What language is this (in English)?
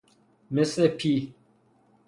Persian